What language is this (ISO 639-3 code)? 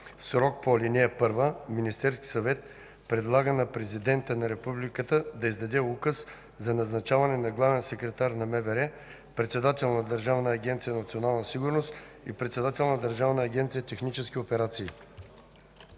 bul